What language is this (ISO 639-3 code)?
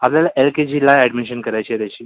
mar